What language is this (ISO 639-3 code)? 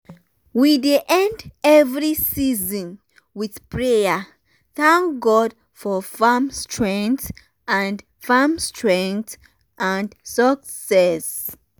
pcm